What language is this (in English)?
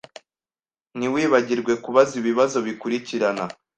Kinyarwanda